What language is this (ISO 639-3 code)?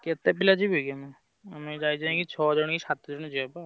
ori